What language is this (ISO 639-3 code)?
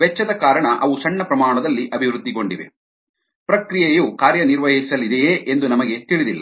kan